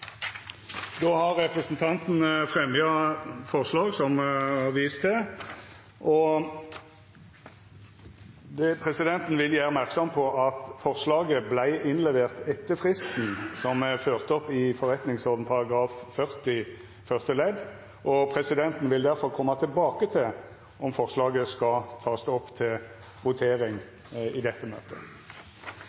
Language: Norwegian Nynorsk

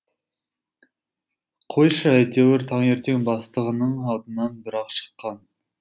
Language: Kazakh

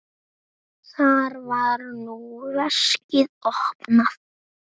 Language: Icelandic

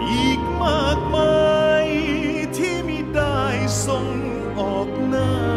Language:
Thai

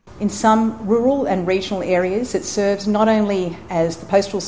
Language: Indonesian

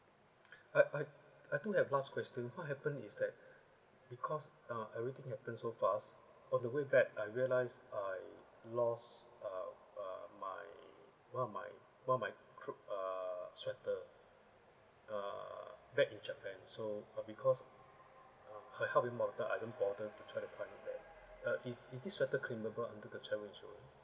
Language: English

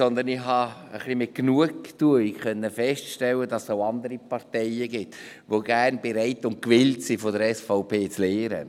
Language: Swiss German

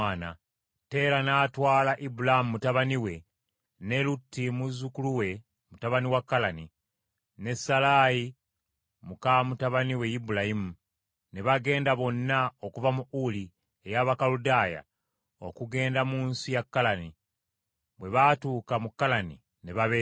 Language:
Ganda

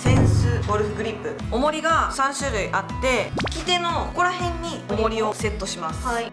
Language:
Japanese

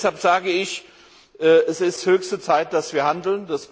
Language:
German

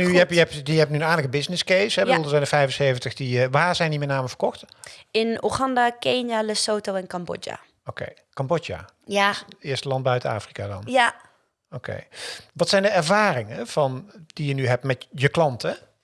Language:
Dutch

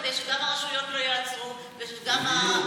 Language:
Hebrew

